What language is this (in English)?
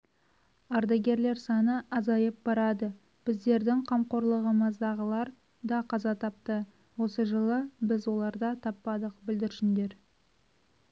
Kazakh